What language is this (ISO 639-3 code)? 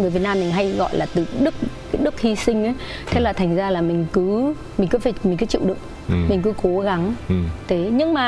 vie